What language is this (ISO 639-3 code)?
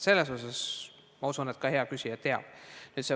est